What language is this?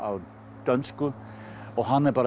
Icelandic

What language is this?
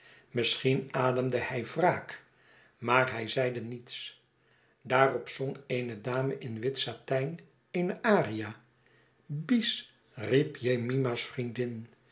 Dutch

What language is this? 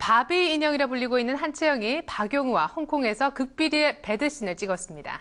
Korean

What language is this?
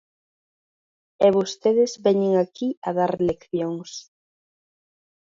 Galician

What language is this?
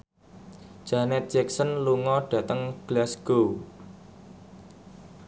Javanese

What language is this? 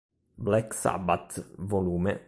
Italian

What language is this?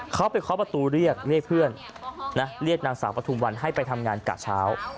Thai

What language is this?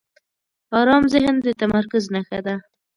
Pashto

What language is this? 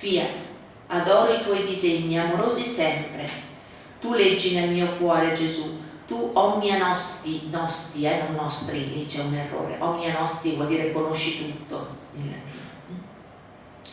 Italian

